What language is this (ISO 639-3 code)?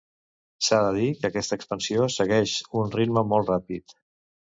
cat